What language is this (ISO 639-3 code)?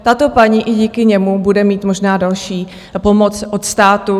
ces